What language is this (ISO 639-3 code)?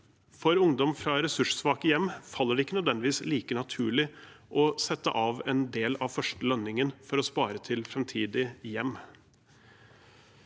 nor